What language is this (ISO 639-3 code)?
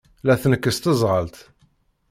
kab